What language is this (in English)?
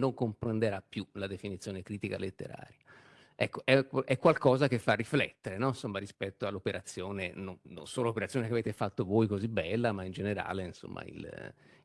Italian